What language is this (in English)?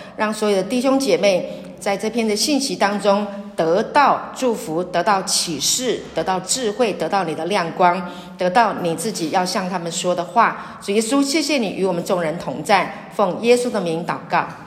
Chinese